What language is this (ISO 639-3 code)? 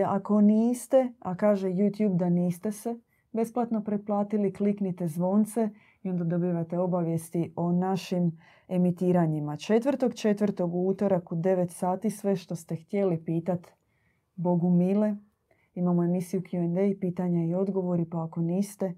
hrv